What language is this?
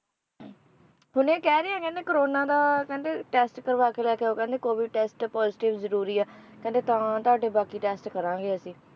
Punjabi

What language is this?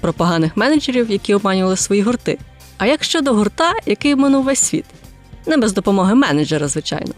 Ukrainian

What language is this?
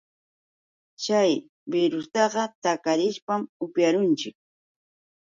Yauyos Quechua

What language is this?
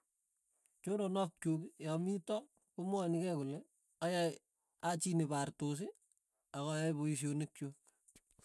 Tugen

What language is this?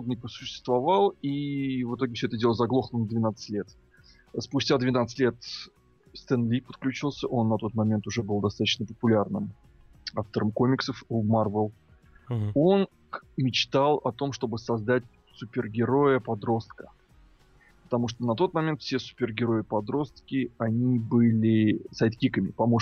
Russian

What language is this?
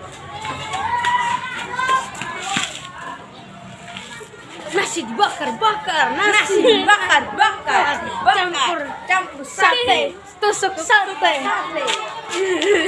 Indonesian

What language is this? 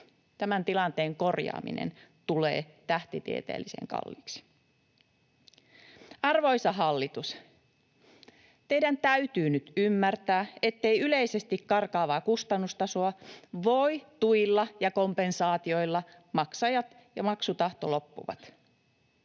Finnish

